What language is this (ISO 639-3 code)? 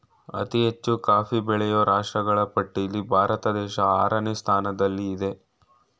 kan